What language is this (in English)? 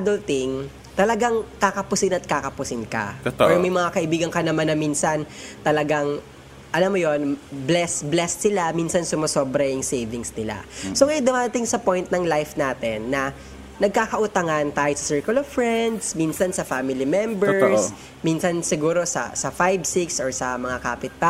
Filipino